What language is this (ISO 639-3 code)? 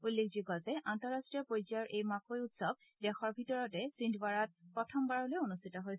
asm